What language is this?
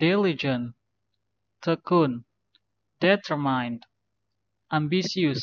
Indonesian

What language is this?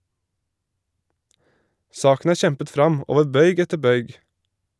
Norwegian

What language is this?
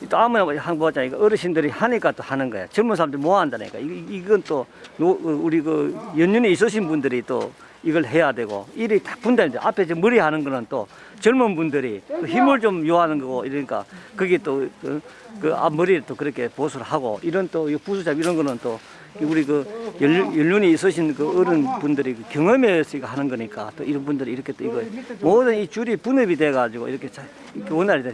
Korean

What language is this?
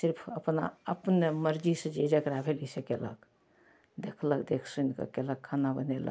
Maithili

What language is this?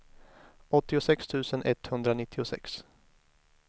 Swedish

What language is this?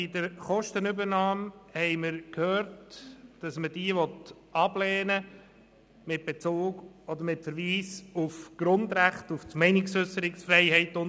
Swiss German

